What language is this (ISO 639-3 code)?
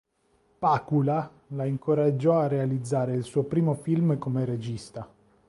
ita